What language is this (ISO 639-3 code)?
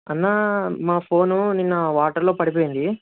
tel